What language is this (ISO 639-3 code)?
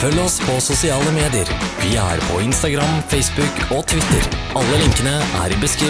nor